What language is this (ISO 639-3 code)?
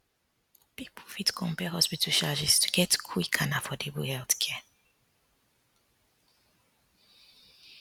pcm